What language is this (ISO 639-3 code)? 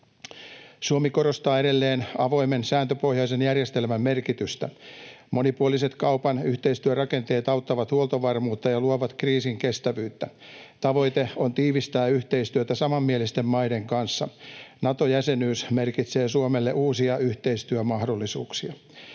fin